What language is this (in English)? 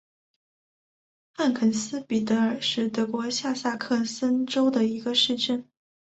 Chinese